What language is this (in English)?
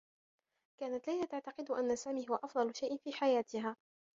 Arabic